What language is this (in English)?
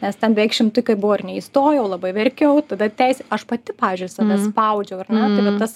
Lithuanian